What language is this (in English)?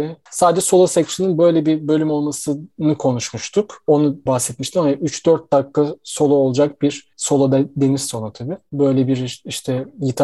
Turkish